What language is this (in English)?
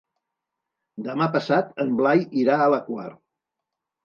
Catalan